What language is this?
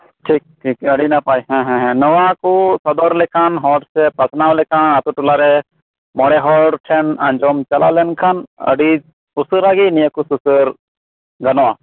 Santali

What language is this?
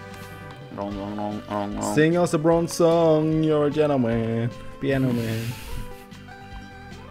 Dutch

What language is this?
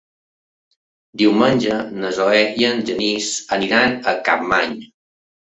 Catalan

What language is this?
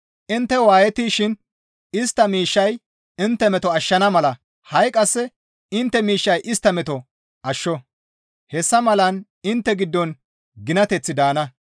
Gamo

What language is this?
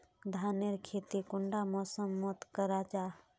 Magahi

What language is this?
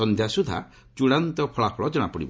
Odia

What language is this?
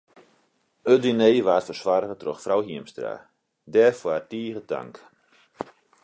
Western Frisian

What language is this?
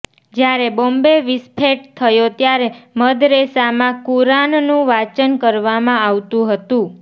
Gujarati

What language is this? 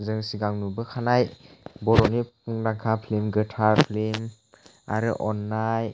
Bodo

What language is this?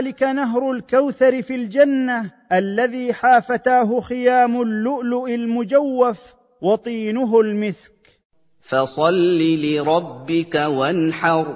Arabic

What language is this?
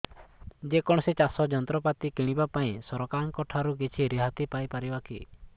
Odia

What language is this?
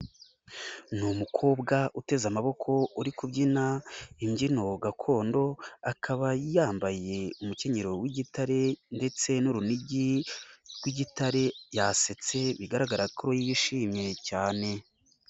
Kinyarwanda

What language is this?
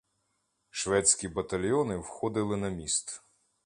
Ukrainian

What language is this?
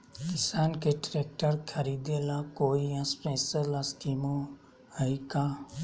Magahi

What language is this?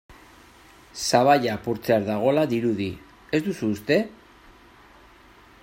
Basque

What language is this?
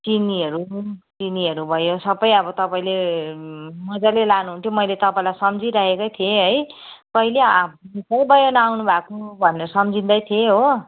Nepali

